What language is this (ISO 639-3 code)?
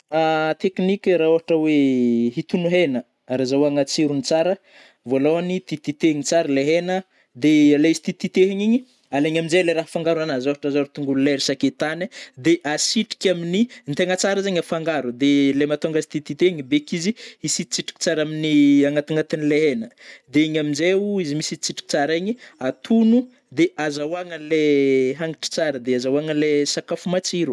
bmm